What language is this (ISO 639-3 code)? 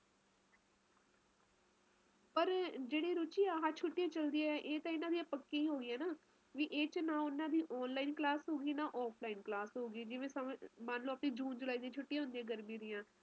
pan